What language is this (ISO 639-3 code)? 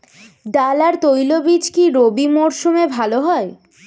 ben